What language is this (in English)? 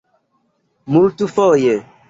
Esperanto